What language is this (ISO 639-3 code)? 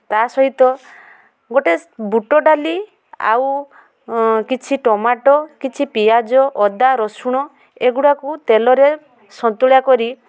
ori